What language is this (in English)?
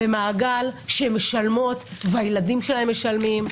Hebrew